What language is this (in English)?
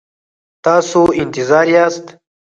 Pashto